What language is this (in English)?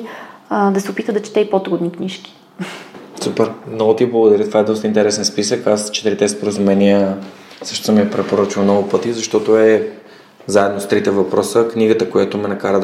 Bulgarian